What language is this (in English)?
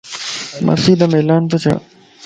Lasi